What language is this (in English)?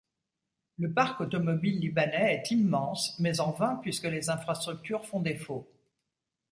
French